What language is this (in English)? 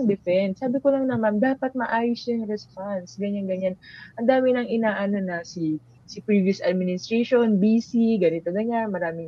Filipino